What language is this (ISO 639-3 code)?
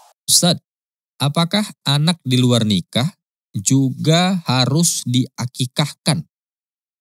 ind